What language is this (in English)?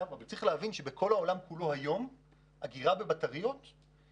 Hebrew